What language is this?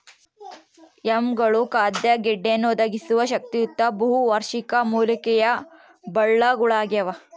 Kannada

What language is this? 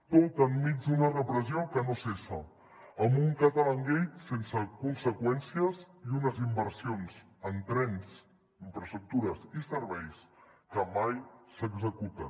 Catalan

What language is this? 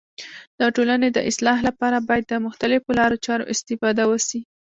Pashto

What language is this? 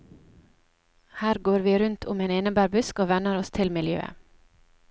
Norwegian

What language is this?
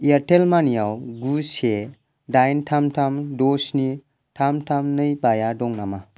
Bodo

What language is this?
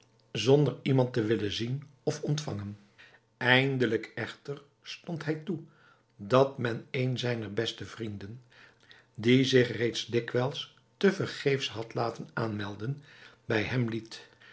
Dutch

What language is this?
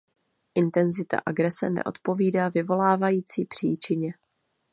Czech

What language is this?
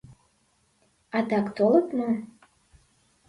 Mari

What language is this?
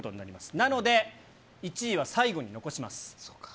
Japanese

